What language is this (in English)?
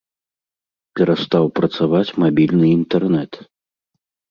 Belarusian